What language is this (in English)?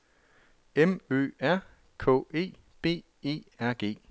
Danish